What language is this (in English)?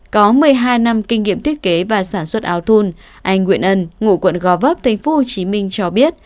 Vietnamese